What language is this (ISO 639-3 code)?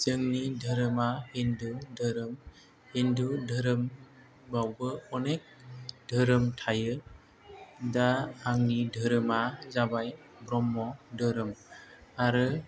brx